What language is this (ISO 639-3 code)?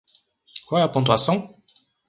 por